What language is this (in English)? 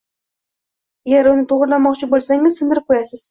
Uzbek